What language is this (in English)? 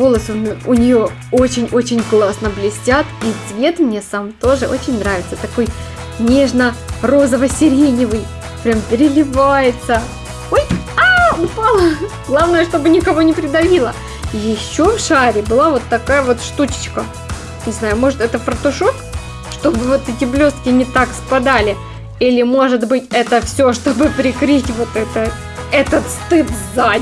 Russian